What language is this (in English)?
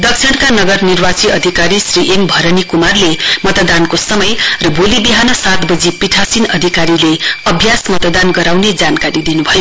Nepali